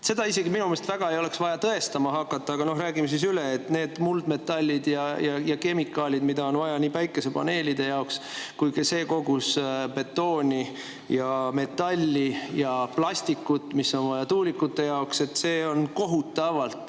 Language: Estonian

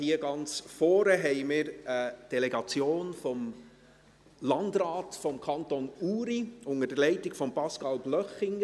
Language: Swiss German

